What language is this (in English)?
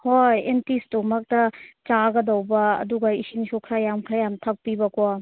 Manipuri